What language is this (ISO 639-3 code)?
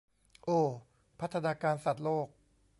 tha